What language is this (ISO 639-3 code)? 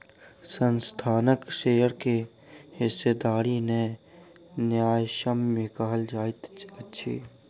mai